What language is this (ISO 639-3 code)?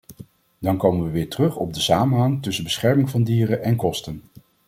nld